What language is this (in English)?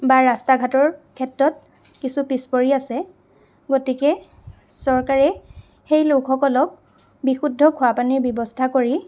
Assamese